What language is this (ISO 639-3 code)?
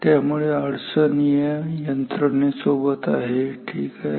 mar